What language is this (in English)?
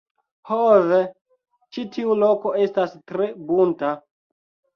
Esperanto